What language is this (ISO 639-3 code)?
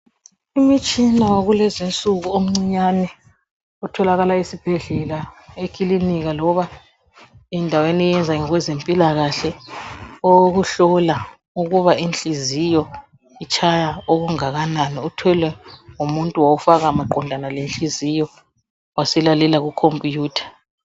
nde